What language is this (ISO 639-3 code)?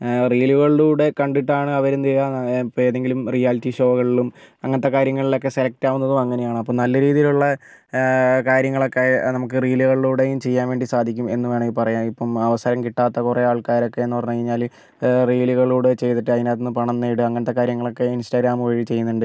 mal